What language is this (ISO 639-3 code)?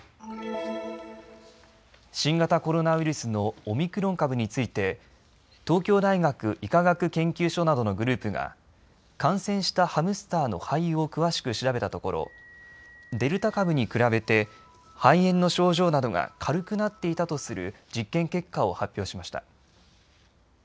jpn